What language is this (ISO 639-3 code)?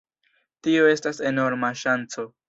epo